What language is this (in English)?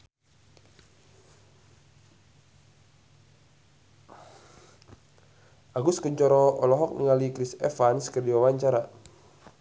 Sundanese